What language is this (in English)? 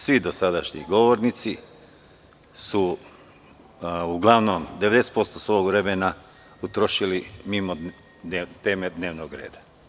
Serbian